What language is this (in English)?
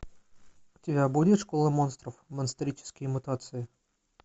Russian